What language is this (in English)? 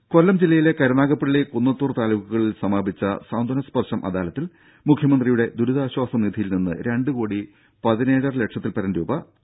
Malayalam